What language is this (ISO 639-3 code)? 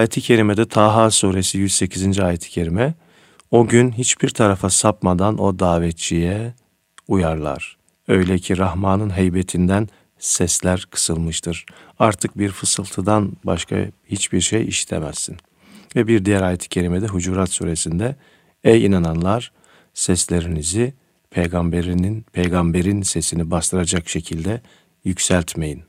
tur